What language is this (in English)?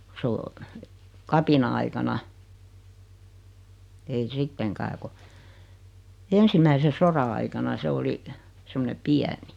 Finnish